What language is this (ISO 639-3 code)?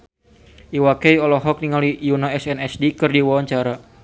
sun